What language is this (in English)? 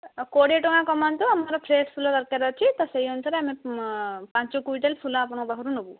Odia